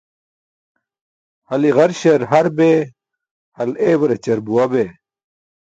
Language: Burushaski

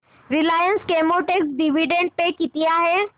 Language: Marathi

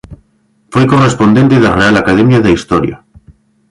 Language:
Galician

